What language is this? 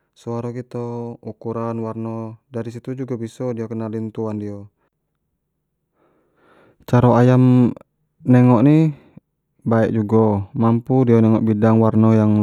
Jambi Malay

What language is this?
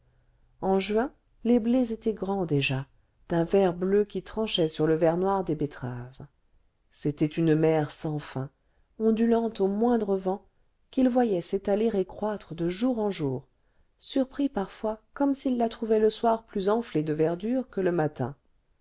French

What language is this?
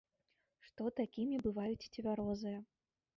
Belarusian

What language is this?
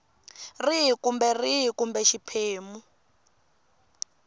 Tsonga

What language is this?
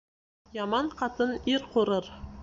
Bashkir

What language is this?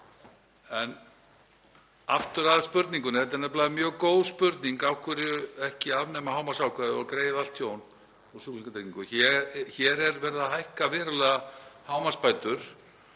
Icelandic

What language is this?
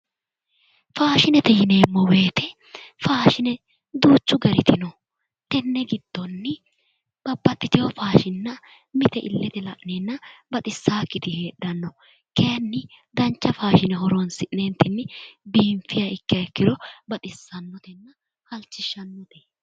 Sidamo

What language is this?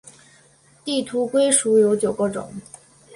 Chinese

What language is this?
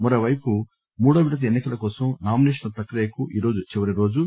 Telugu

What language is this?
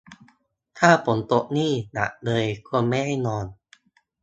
Thai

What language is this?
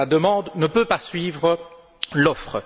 French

